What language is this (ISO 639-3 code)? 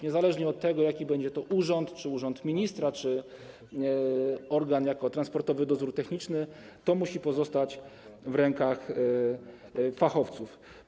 pol